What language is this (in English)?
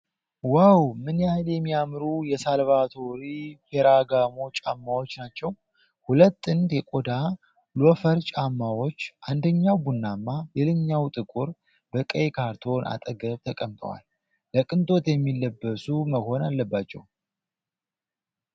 Amharic